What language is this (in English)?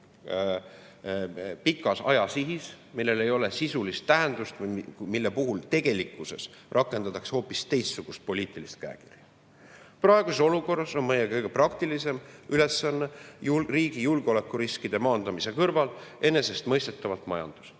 Estonian